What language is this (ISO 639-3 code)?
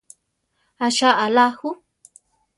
tar